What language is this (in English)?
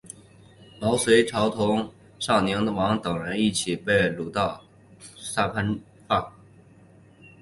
Chinese